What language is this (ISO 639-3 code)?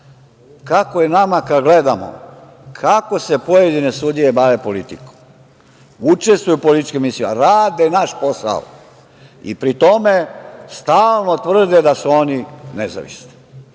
srp